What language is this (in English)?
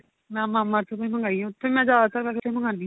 Punjabi